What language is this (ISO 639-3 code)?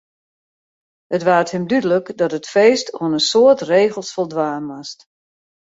fry